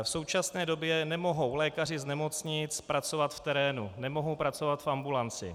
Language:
Czech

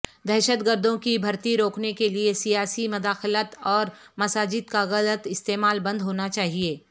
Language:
Urdu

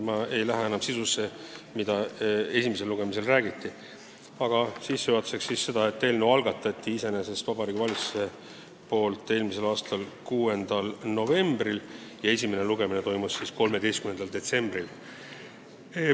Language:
Estonian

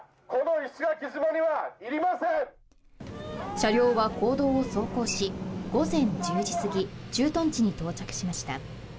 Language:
Japanese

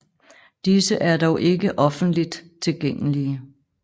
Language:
Danish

